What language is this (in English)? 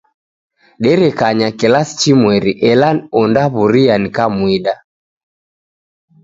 Taita